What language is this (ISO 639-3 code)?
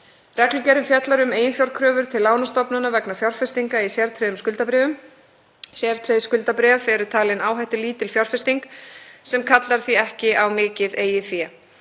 isl